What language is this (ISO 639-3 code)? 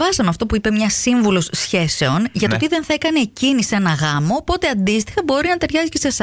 ell